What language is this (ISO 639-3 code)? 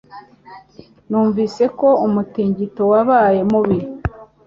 kin